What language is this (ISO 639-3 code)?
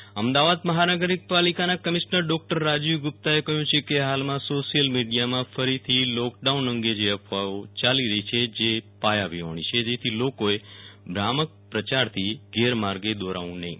guj